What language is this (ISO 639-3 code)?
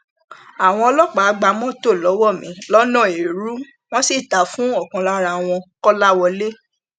yor